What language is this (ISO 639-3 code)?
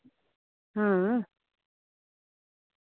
doi